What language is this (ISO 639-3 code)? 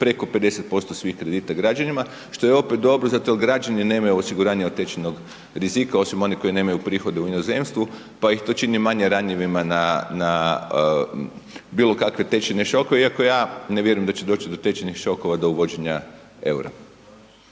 hrv